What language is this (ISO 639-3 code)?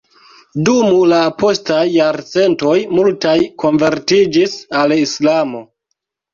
epo